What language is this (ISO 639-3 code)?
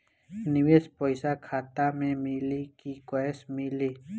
bho